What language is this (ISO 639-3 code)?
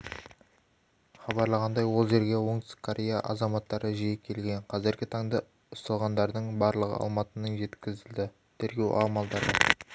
kaz